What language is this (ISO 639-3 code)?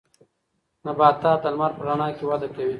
pus